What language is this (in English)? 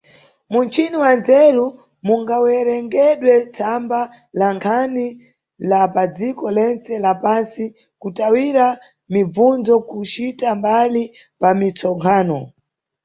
Nyungwe